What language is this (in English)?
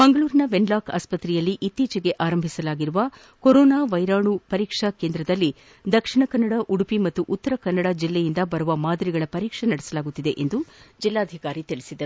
Kannada